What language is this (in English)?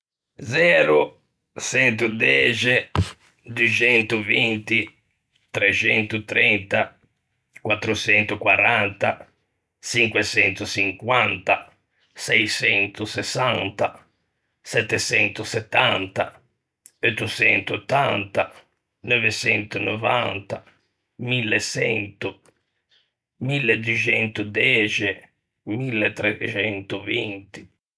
Ligurian